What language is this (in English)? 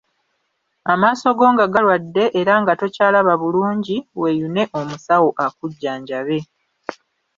Ganda